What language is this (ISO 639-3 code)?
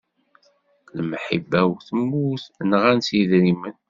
kab